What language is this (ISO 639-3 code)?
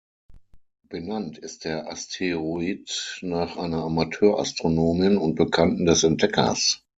deu